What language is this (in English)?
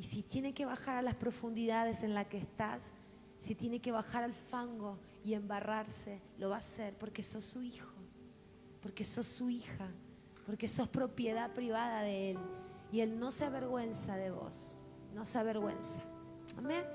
Spanish